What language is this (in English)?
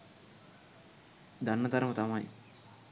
Sinhala